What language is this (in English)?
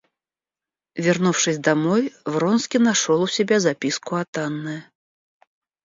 Russian